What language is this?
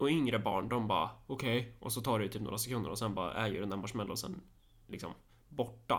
Swedish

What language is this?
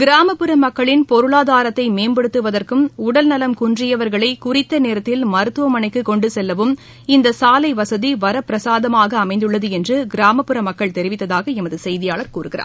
Tamil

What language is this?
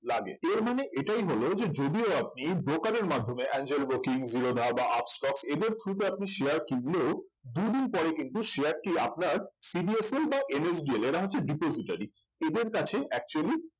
Bangla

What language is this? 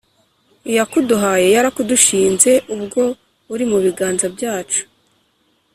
Kinyarwanda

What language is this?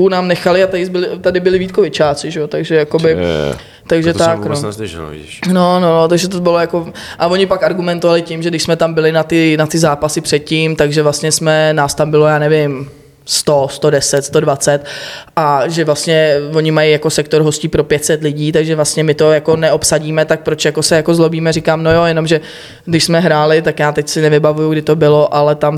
Czech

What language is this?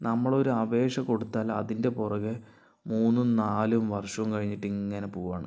Malayalam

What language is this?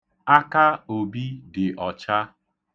Igbo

